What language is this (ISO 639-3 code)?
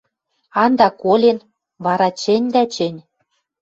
mrj